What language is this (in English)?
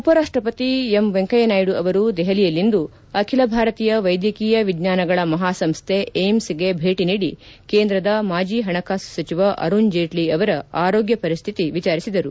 Kannada